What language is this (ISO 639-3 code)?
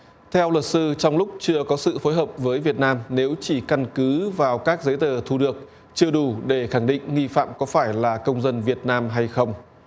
vie